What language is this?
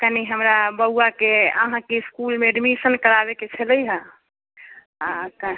Maithili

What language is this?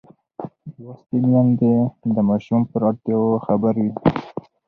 Pashto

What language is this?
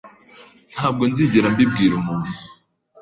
Kinyarwanda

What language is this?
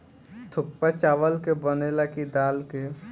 Bhojpuri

